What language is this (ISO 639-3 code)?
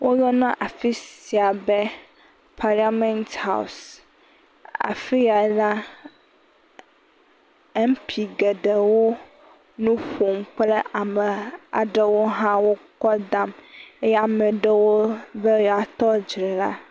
ewe